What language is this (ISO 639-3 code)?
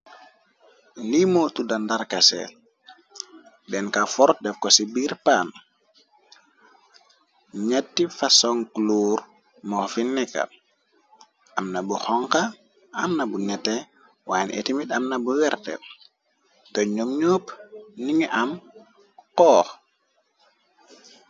wol